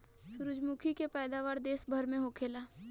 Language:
Bhojpuri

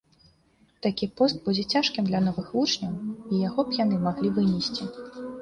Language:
Belarusian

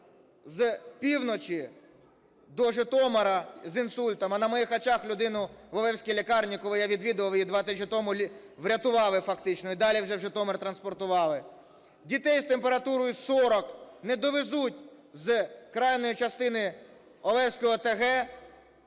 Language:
Ukrainian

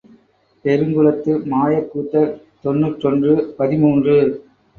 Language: Tamil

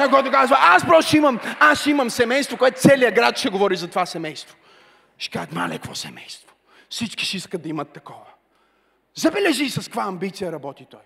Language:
Bulgarian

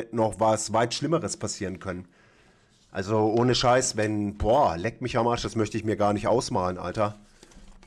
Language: German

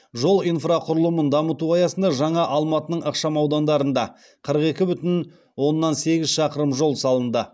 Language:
Kazakh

